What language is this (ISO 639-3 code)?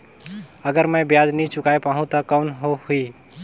hne